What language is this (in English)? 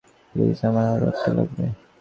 Bangla